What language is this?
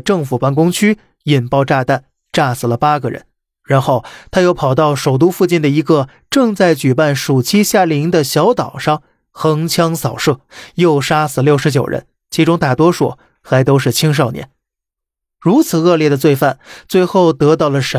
Chinese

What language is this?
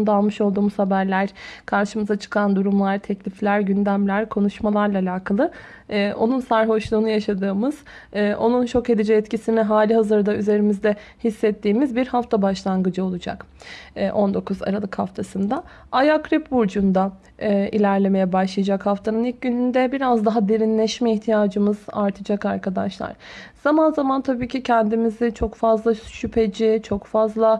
Turkish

